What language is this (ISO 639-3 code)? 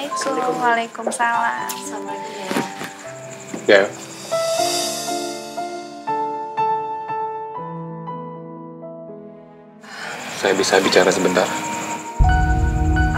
ind